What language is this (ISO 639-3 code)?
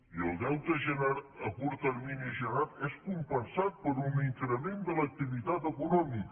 cat